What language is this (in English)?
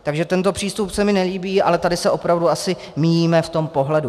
Czech